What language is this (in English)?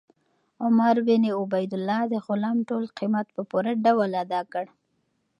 Pashto